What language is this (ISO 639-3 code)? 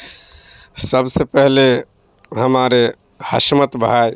urd